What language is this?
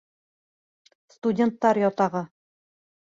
Bashkir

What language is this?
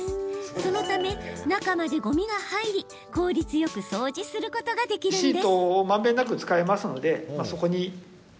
Japanese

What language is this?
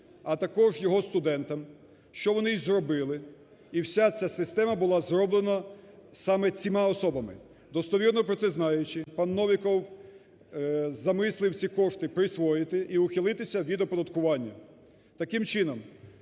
Ukrainian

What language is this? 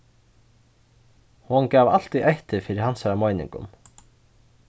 Faroese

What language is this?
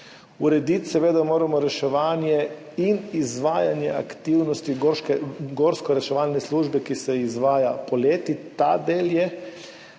Slovenian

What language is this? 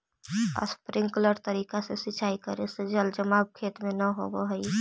Magahi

